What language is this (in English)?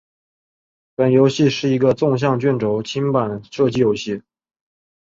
Chinese